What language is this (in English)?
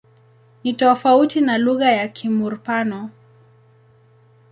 Swahili